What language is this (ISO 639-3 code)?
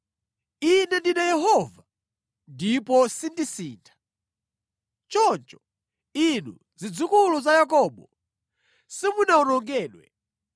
nya